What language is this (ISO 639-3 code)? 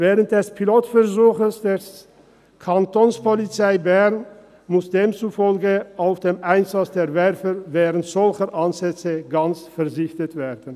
gsw